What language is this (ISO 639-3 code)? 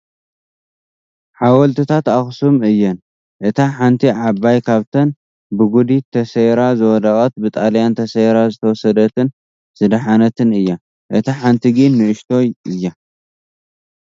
tir